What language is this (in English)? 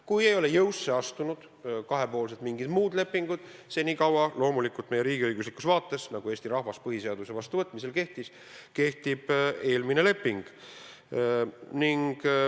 Estonian